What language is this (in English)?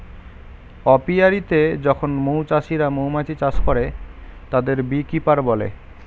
Bangla